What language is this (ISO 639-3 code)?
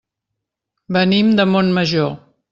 cat